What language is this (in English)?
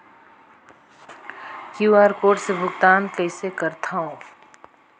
Chhattisgarhi